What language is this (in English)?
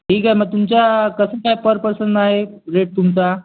Marathi